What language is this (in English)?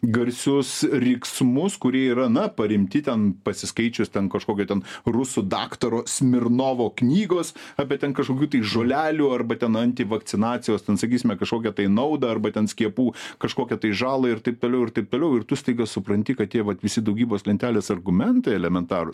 Lithuanian